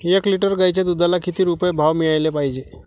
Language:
Marathi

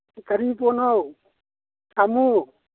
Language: Manipuri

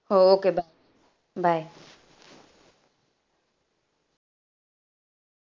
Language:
Marathi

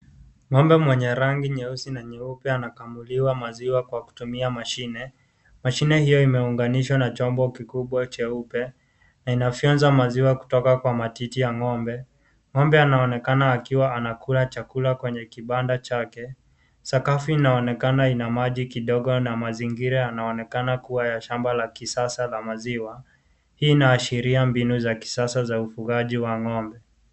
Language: Swahili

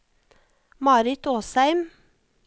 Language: Norwegian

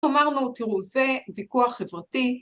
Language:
Hebrew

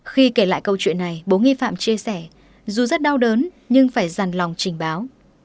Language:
Vietnamese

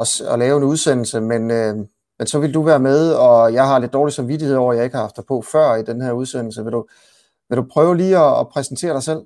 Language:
Danish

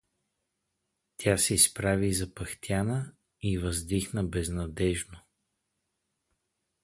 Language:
Bulgarian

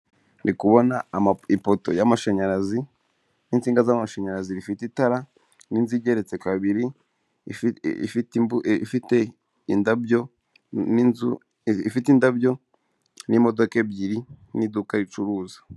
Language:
Kinyarwanda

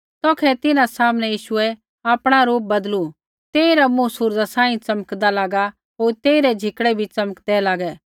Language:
Kullu Pahari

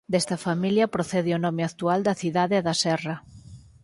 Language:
Galician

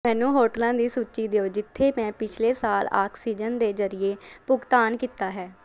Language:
Punjabi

